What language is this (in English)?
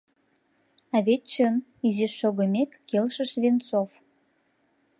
Mari